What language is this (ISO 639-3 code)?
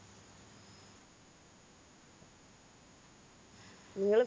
mal